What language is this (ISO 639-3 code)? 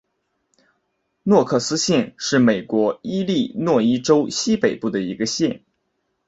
zho